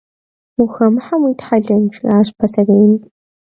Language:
Kabardian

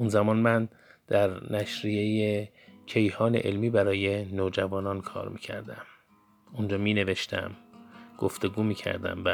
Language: Persian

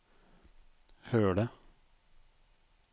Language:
Norwegian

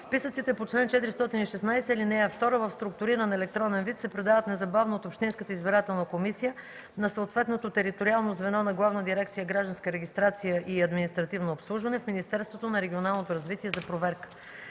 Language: Bulgarian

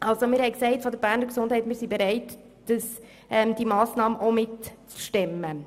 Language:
Swiss German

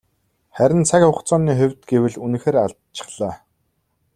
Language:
Mongolian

